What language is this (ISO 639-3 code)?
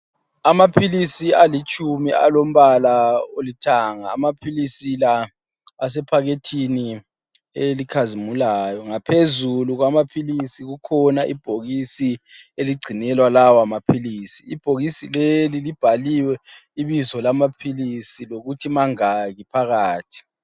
nde